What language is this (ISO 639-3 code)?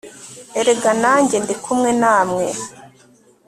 kin